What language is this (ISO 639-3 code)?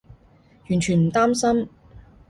yue